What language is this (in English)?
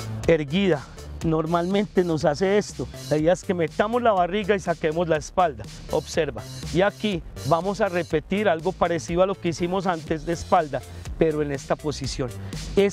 Spanish